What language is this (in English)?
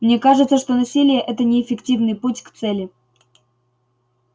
Russian